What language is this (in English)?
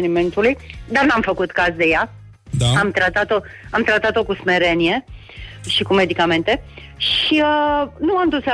Romanian